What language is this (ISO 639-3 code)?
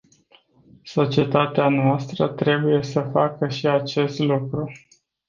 ron